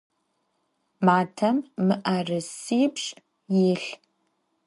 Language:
Adyghe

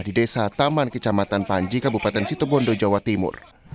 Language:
Indonesian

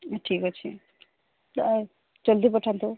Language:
Odia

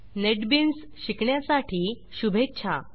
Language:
Marathi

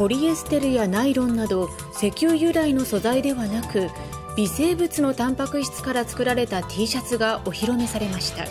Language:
Japanese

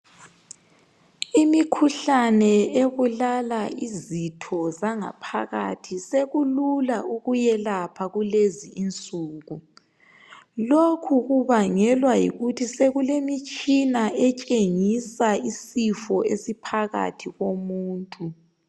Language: North Ndebele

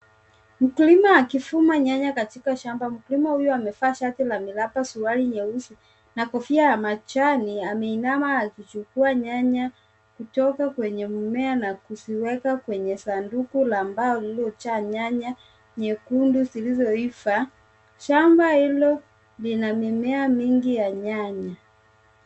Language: Swahili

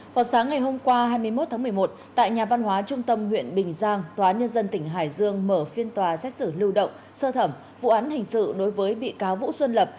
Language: Vietnamese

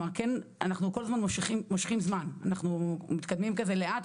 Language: Hebrew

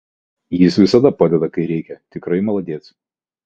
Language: Lithuanian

